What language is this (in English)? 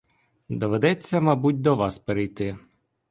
Ukrainian